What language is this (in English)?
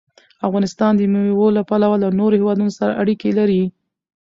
Pashto